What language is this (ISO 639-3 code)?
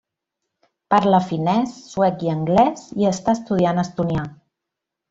cat